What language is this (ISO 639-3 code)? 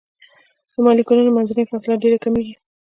pus